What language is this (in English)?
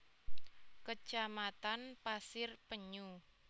Javanese